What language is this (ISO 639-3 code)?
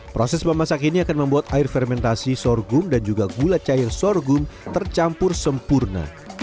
ind